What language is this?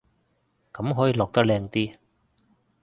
Cantonese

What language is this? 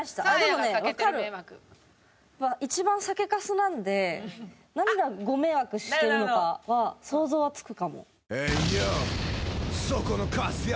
Japanese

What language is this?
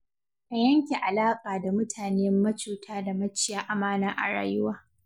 Hausa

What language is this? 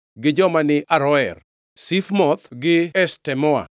Luo (Kenya and Tanzania)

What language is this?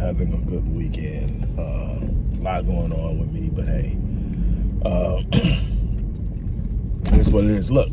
English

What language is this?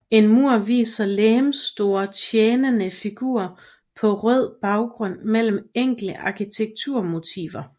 Danish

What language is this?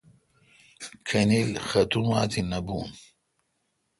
Kalkoti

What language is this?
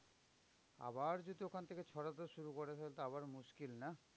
Bangla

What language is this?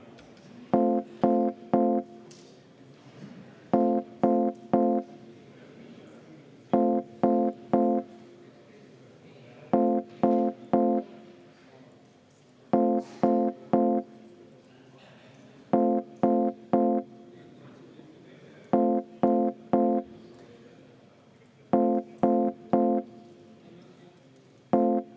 Estonian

